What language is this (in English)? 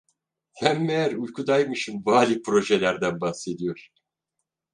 Turkish